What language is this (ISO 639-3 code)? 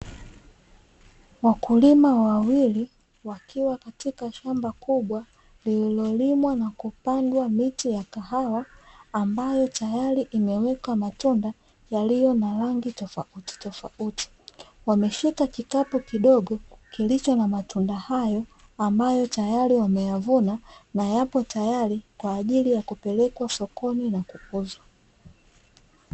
swa